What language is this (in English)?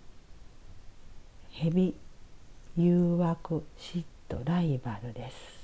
Japanese